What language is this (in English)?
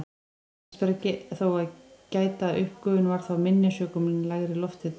Icelandic